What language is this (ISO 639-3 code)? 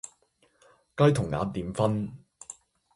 yue